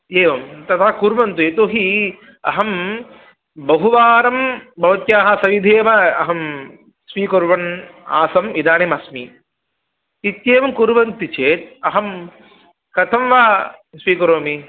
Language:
Sanskrit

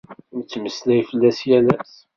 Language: Kabyle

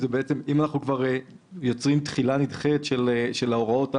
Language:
Hebrew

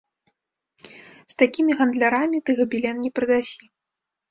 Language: Belarusian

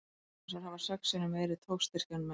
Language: Icelandic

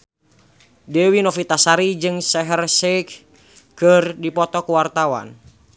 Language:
Sundanese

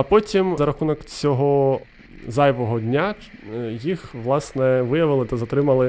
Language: Ukrainian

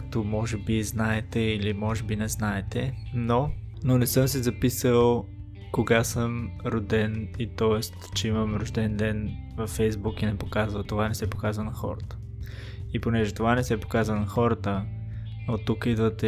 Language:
Bulgarian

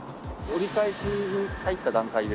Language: Japanese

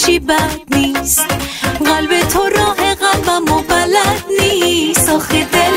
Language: Persian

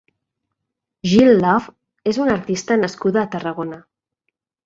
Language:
Catalan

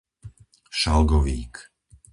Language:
Slovak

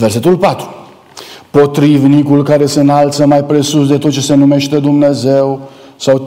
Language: Romanian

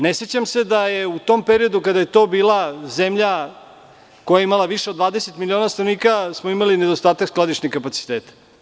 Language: Serbian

